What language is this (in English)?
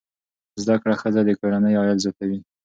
Pashto